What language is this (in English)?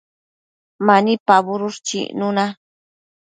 Matsés